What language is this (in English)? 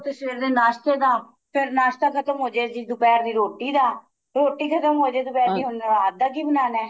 Punjabi